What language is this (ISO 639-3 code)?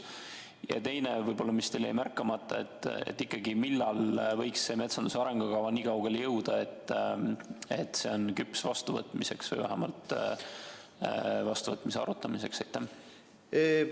est